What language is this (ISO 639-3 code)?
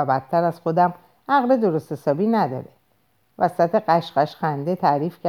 fas